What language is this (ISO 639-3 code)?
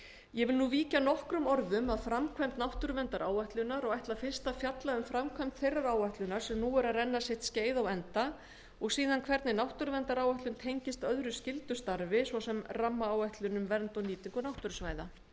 isl